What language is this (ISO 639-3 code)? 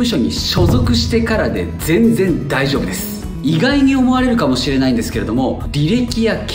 jpn